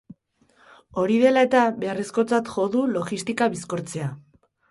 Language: Basque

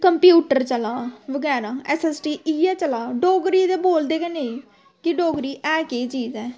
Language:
Dogri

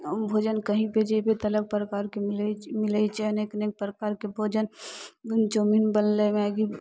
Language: Maithili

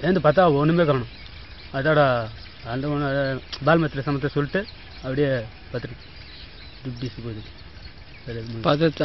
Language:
Hindi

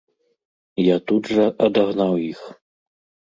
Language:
Belarusian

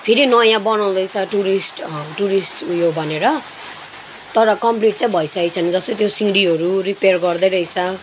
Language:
Nepali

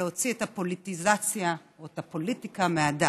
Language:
Hebrew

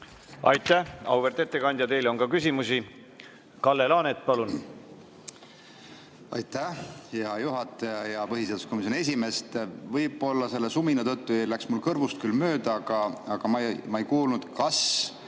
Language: Estonian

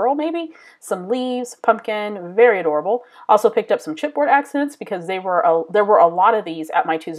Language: English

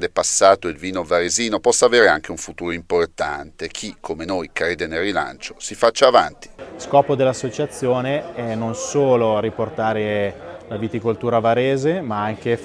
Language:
Italian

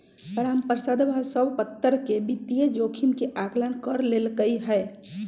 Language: Magahi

